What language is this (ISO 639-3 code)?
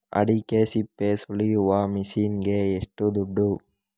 kan